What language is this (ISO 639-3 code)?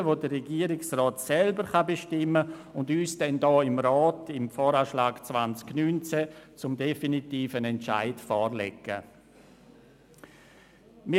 gsw